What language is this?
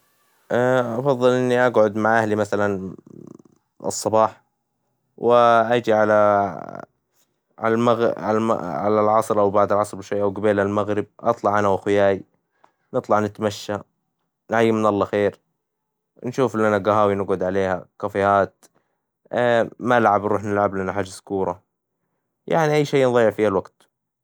Hijazi Arabic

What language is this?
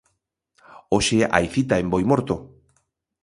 Galician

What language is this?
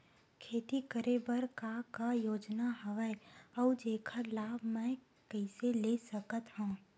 Chhattisgarhi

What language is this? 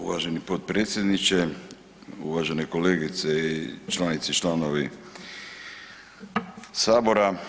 Croatian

